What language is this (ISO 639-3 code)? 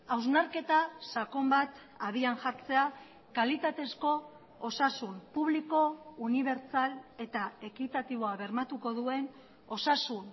eus